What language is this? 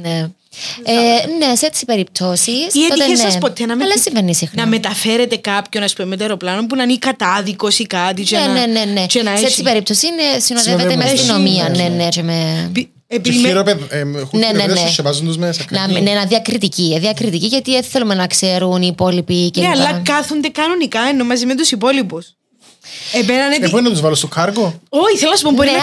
Greek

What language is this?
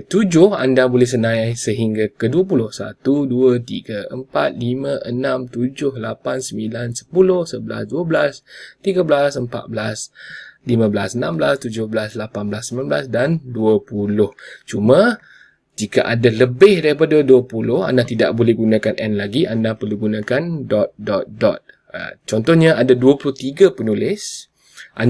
Malay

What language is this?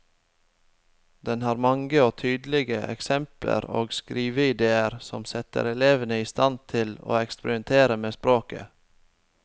Norwegian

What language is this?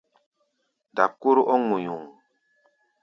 Gbaya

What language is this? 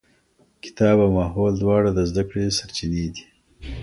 Pashto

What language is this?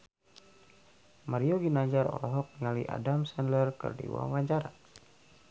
Sundanese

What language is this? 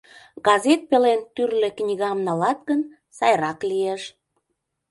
Mari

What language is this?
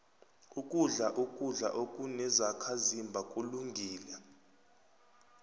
South Ndebele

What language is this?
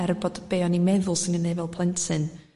Welsh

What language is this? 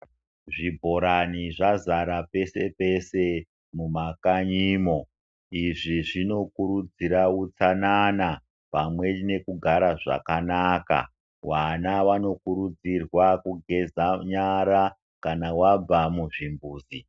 Ndau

